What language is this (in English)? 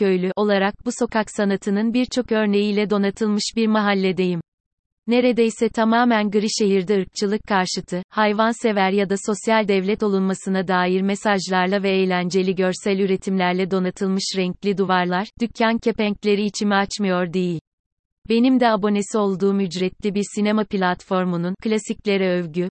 Turkish